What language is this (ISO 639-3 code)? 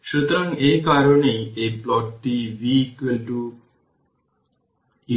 ben